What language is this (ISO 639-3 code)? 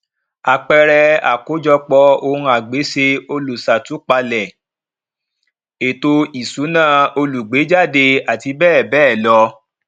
yor